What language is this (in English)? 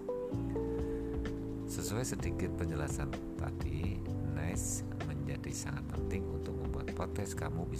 Indonesian